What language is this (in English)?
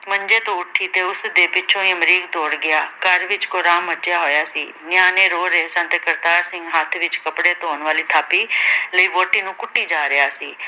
Punjabi